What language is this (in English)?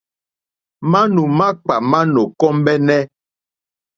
Mokpwe